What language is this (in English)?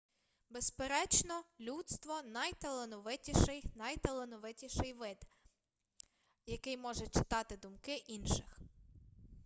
Ukrainian